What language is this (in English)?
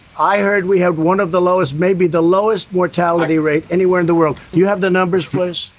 English